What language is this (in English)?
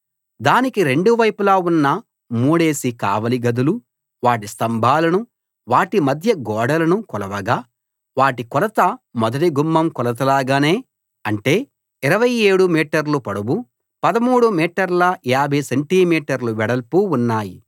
Telugu